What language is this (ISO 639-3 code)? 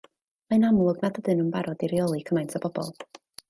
cym